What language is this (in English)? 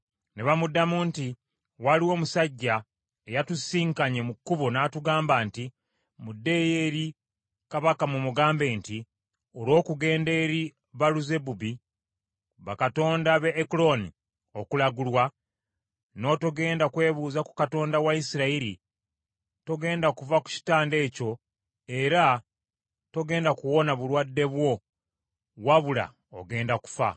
Ganda